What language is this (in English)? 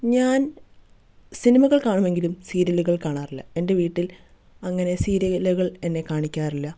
Malayalam